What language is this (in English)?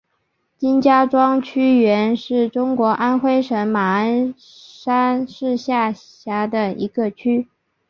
Chinese